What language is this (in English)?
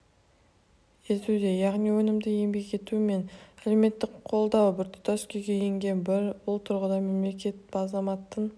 Kazakh